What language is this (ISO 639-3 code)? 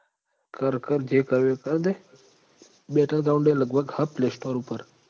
guj